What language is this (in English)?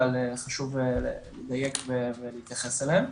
Hebrew